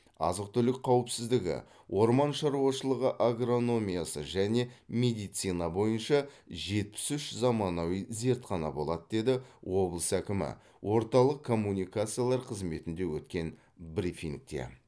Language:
Kazakh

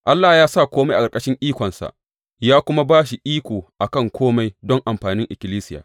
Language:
Hausa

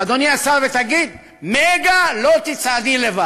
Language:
Hebrew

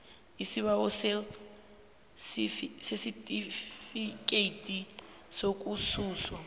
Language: South Ndebele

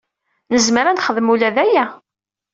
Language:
Kabyle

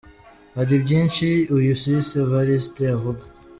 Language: Kinyarwanda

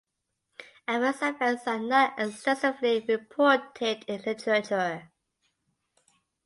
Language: English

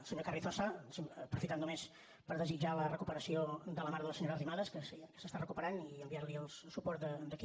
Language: Catalan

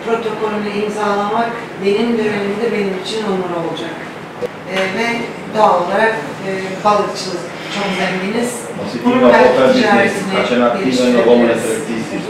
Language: Turkish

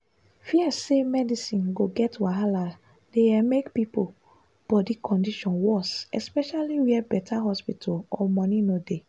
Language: Nigerian Pidgin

